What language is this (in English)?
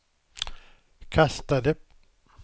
Swedish